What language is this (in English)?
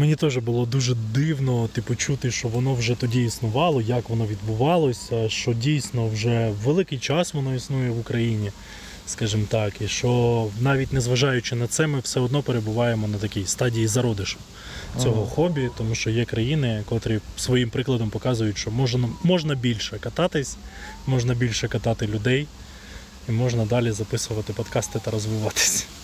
Ukrainian